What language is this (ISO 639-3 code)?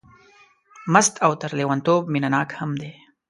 pus